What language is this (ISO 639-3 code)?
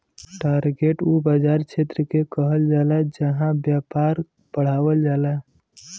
bho